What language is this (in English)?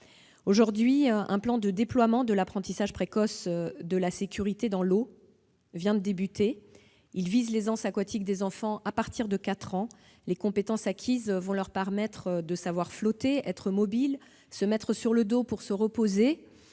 French